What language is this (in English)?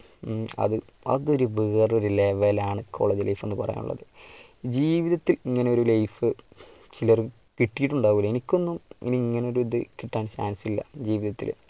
Malayalam